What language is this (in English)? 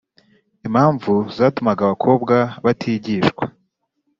Kinyarwanda